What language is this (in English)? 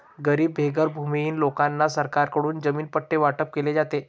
Marathi